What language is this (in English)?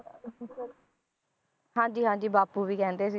Punjabi